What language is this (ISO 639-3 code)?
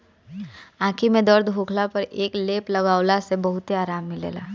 bho